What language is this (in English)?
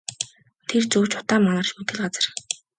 Mongolian